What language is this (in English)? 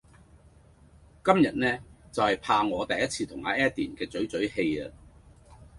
Cantonese